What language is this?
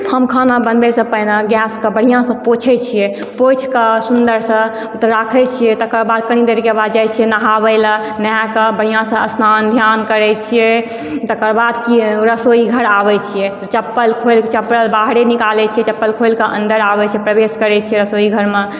Maithili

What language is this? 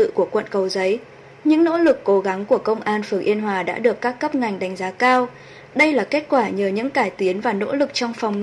Vietnamese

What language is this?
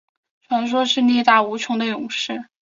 Chinese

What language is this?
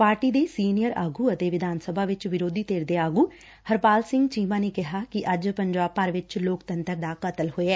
Punjabi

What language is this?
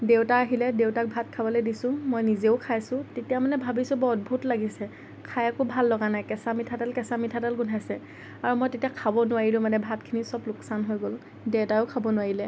Assamese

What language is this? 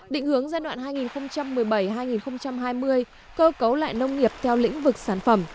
Vietnamese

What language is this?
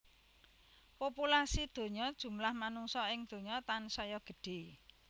Javanese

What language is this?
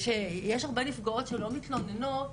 Hebrew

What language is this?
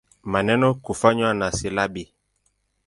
Swahili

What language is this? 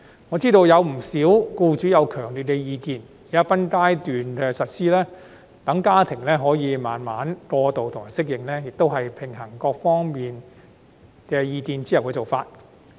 Cantonese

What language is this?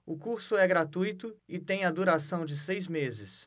Portuguese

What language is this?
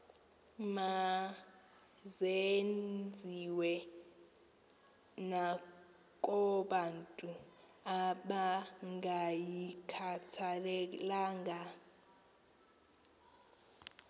Xhosa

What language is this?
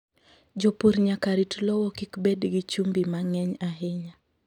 Luo (Kenya and Tanzania)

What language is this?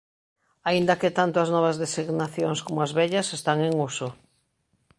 Galician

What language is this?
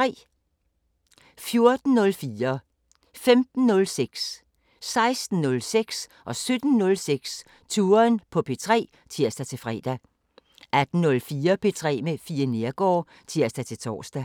Danish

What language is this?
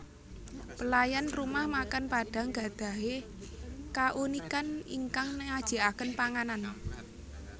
Javanese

